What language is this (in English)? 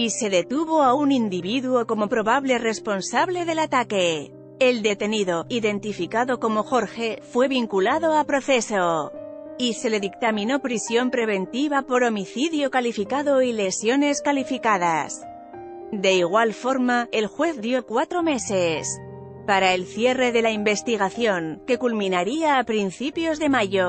Spanish